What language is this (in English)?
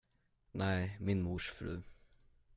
Swedish